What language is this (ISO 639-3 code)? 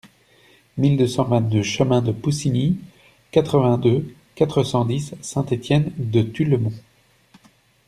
fra